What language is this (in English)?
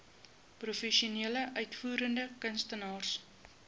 Afrikaans